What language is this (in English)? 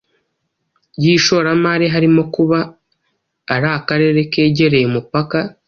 Kinyarwanda